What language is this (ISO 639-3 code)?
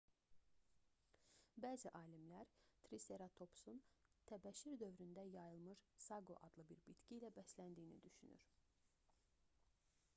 aze